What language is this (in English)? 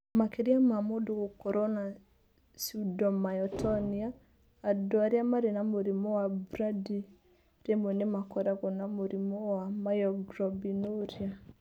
Kikuyu